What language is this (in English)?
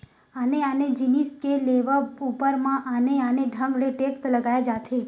Chhattisgarhi